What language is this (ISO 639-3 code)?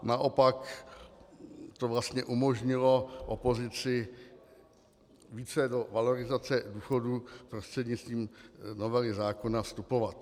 ces